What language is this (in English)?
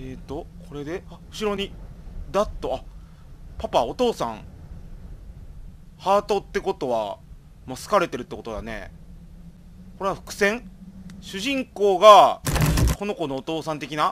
Japanese